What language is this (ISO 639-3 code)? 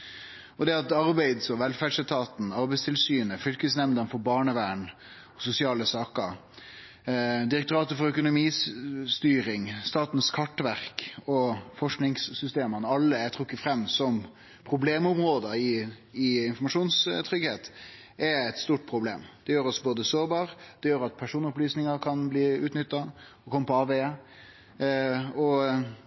nno